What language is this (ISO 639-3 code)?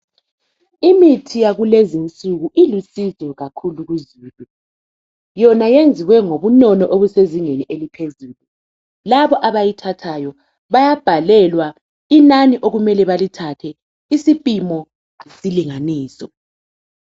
nde